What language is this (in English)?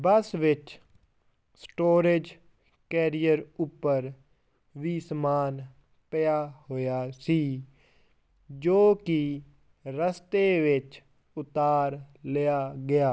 Punjabi